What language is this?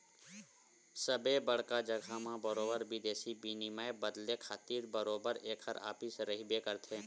Chhattisgarhi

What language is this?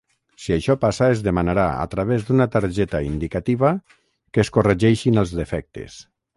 Catalan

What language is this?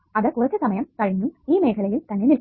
Malayalam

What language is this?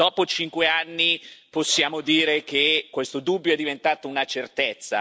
Italian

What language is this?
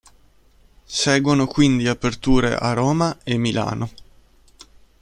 Italian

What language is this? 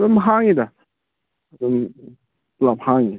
Manipuri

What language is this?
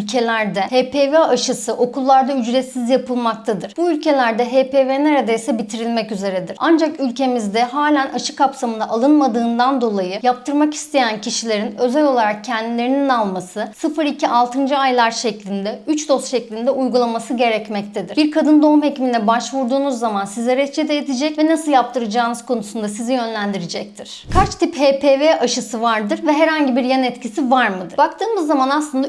Turkish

